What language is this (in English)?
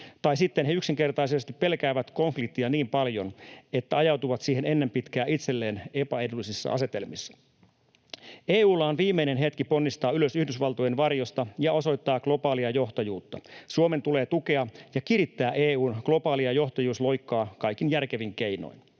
Finnish